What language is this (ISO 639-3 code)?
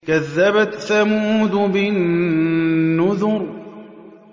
ara